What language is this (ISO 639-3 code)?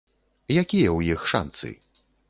bel